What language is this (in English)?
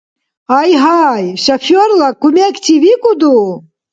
Dargwa